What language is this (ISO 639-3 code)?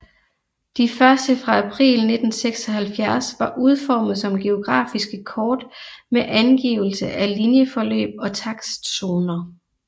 dan